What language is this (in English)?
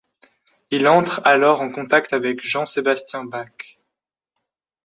French